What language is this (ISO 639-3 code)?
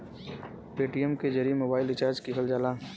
bho